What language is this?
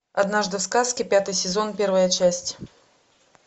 Russian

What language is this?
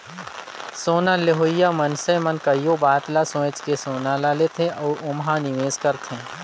Chhattisgarhi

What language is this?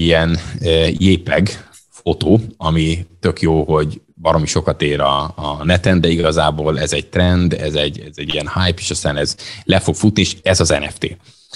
Hungarian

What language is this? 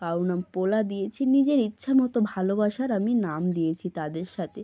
Bangla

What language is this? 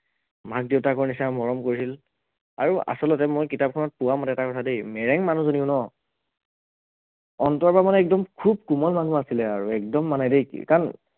Assamese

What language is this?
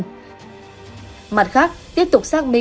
Vietnamese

